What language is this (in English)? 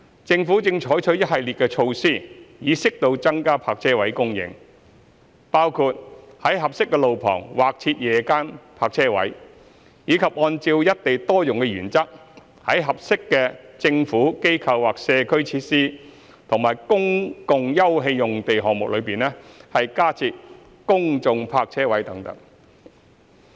Cantonese